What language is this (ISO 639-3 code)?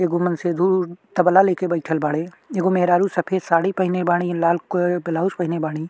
bho